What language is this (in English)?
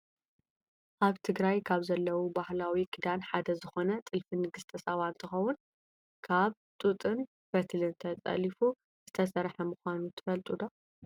Tigrinya